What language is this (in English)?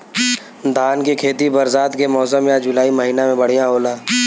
Bhojpuri